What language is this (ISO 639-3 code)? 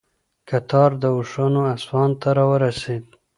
pus